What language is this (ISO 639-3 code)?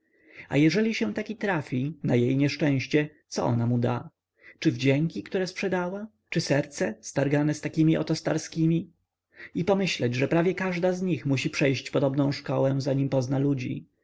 pol